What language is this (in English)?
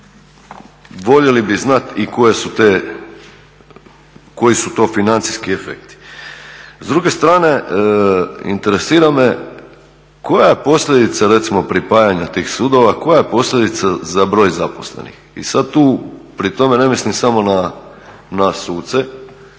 Croatian